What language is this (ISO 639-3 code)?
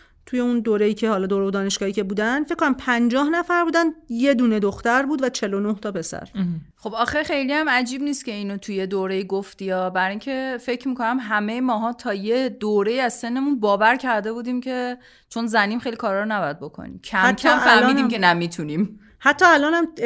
fas